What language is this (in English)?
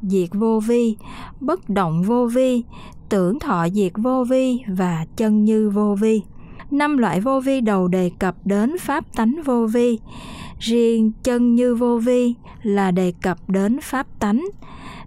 Vietnamese